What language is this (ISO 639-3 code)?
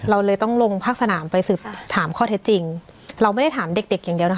tha